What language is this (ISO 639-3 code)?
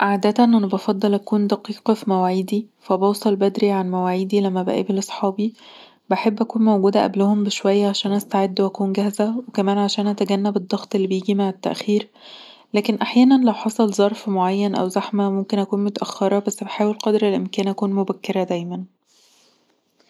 arz